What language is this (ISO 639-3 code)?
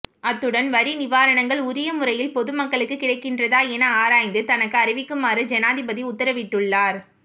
tam